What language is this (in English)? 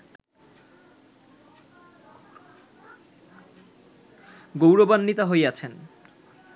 Bangla